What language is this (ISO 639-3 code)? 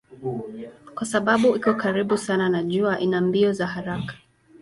swa